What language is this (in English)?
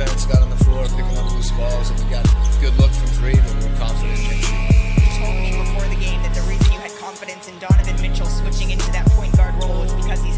English